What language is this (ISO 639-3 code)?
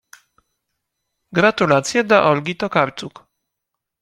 pol